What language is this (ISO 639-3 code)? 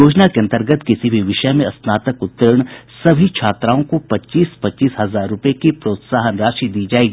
hin